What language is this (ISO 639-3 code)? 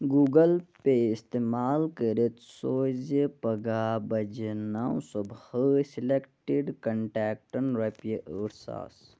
kas